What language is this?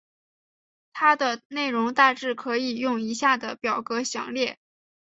Chinese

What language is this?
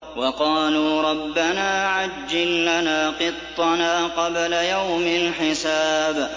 Arabic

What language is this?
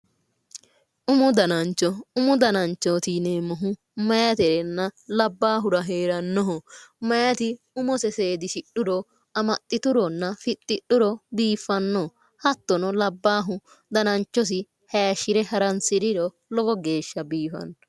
Sidamo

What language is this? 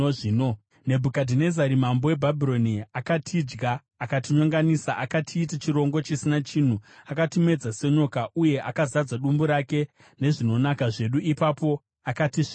Shona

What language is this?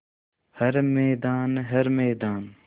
Hindi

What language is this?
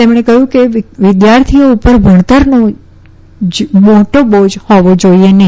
Gujarati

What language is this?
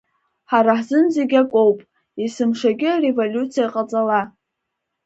Abkhazian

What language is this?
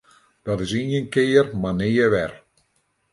Western Frisian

